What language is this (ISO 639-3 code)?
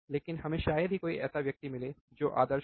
hin